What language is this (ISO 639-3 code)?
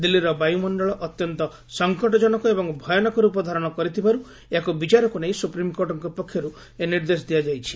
ori